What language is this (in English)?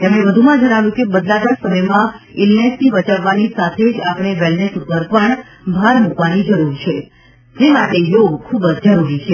Gujarati